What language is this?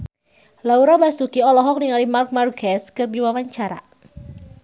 Sundanese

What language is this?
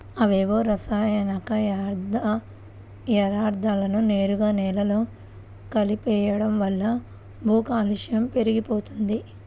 Telugu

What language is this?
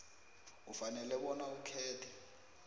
South Ndebele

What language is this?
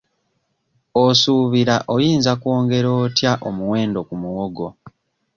Ganda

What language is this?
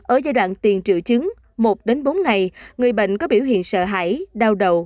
Vietnamese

